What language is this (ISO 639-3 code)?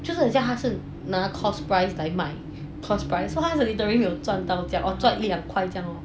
eng